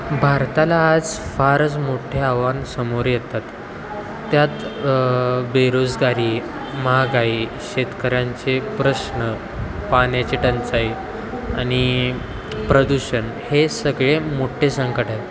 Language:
Marathi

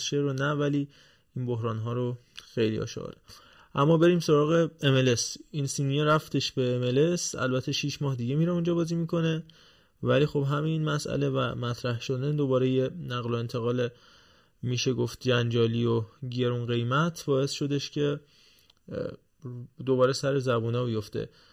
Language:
Persian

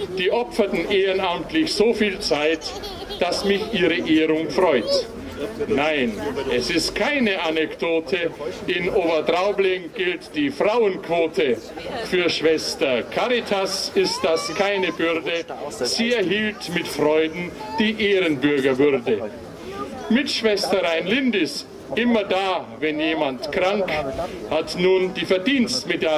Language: German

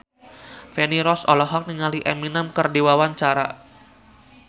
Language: Sundanese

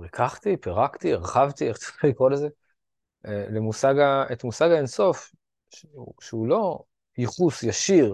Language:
Hebrew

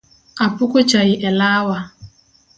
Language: Luo (Kenya and Tanzania)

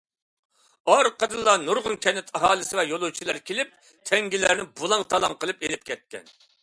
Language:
Uyghur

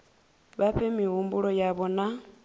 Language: Venda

